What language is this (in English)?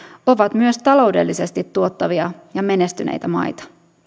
Finnish